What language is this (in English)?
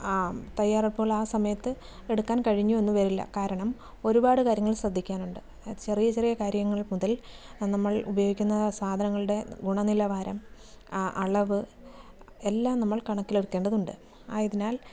Malayalam